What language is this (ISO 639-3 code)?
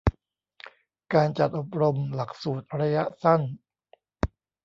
tha